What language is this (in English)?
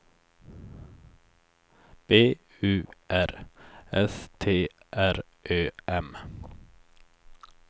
Swedish